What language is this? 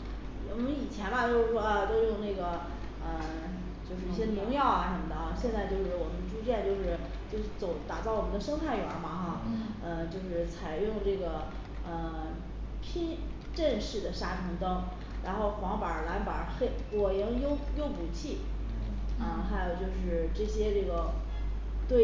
Chinese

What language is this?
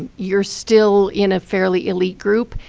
English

